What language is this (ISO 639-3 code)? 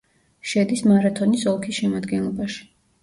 kat